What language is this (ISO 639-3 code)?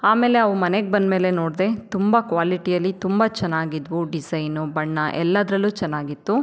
kan